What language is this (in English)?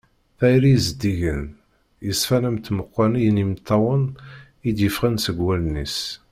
Kabyle